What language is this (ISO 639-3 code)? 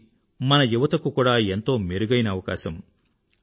tel